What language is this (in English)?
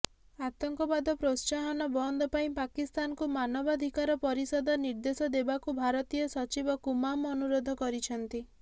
Odia